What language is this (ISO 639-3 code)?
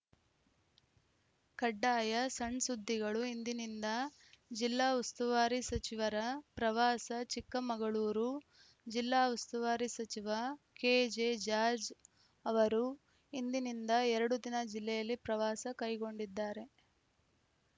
kan